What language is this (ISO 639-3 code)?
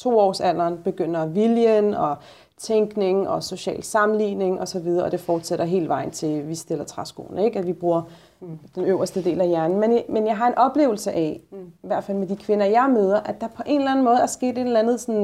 dan